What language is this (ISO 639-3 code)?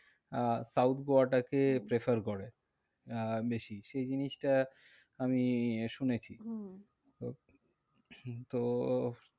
ben